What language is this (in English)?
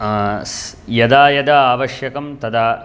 Sanskrit